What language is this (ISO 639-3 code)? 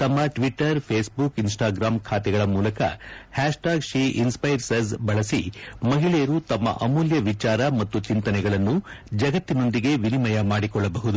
kan